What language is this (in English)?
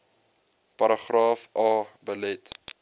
Afrikaans